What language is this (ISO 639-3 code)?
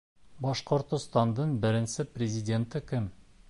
bak